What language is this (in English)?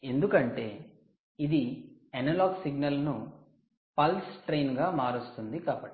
Telugu